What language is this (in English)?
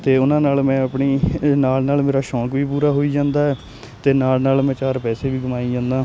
Punjabi